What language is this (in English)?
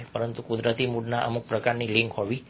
Gujarati